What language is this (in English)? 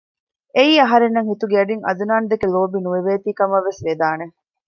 Divehi